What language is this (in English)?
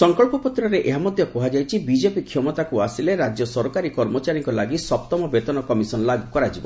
Odia